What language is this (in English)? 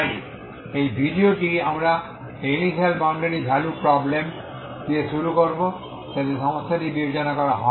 Bangla